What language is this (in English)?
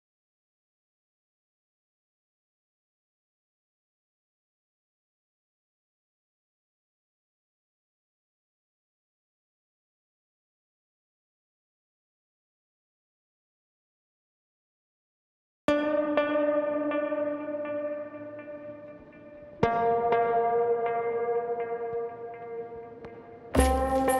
Romanian